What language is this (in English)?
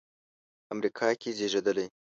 Pashto